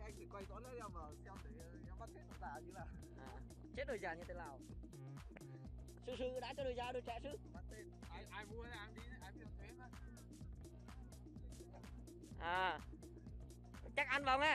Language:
Vietnamese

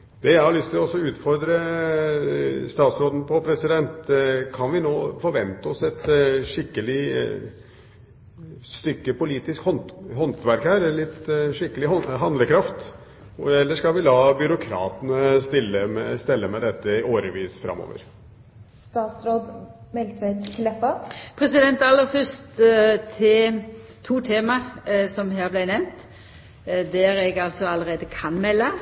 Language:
Norwegian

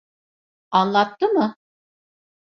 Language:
Turkish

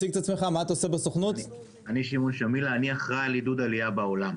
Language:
Hebrew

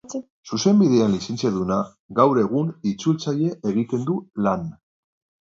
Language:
Basque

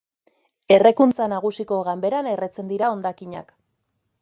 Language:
Basque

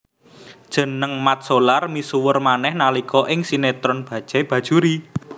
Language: Javanese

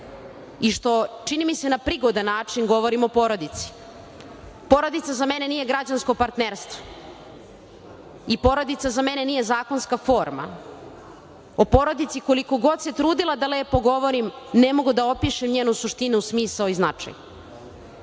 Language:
Serbian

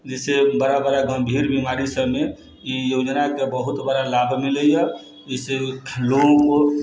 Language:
Maithili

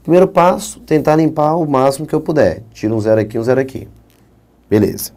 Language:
Portuguese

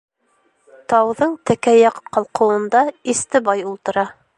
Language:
Bashkir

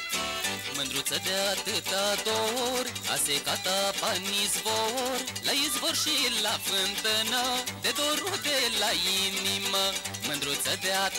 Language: Romanian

